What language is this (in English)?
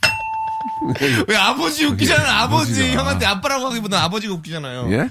Korean